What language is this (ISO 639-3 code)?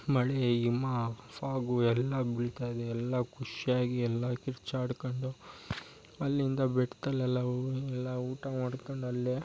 kan